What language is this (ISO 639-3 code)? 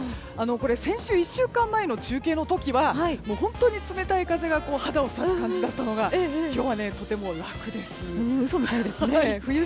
jpn